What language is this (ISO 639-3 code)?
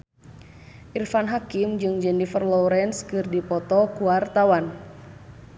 sun